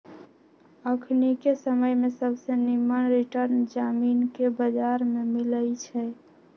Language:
Magahi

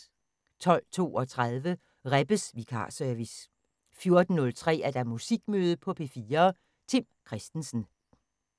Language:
Danish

